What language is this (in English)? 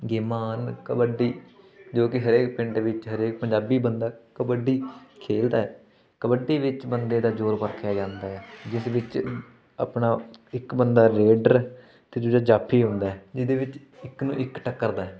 Punjabi